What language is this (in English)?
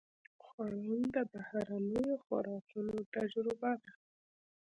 Pashto